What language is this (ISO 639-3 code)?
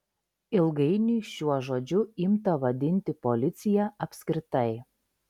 lit